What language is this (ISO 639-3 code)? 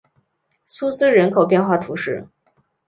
zho